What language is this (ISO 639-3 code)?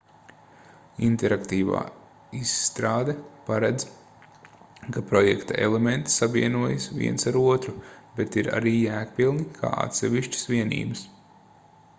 lav